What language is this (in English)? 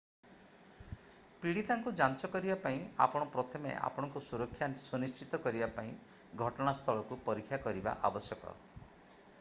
Odia